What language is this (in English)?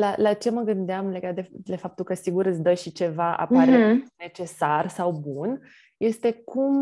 Romanian